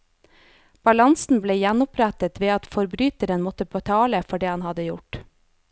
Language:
Norwegian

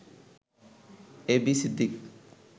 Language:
Bangla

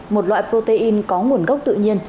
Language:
Vietnamese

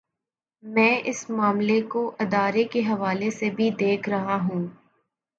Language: Urdu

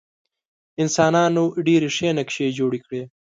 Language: Pashto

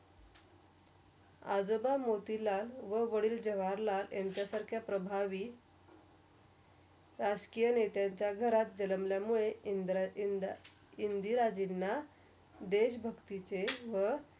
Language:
Marathi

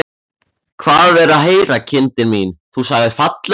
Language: Icelandic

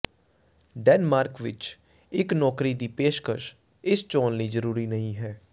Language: Punjabi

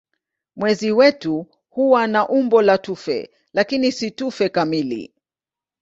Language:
Swahili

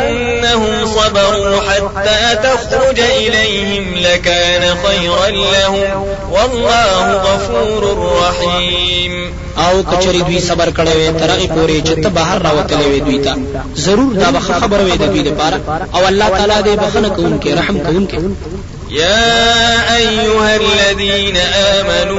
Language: Arabic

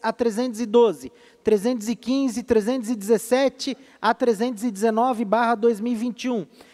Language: Portuguese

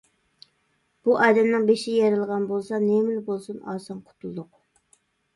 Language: Uyghur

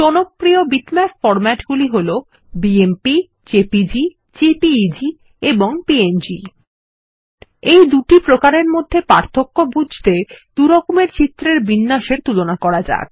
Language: Bangla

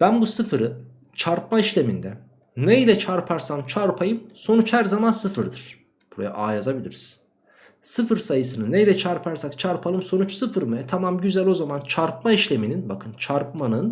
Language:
Turkish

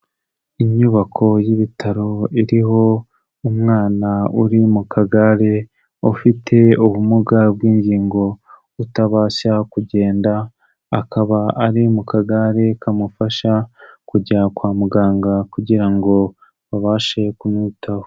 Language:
Kinyarwanda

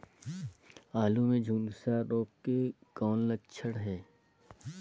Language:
Chhattisgarhi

